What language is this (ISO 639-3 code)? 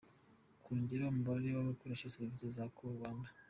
kin